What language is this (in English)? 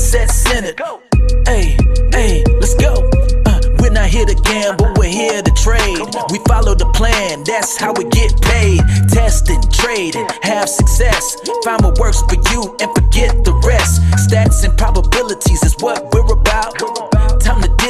English